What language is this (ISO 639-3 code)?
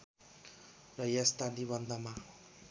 nep